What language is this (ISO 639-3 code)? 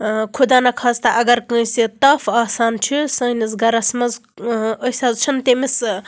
kas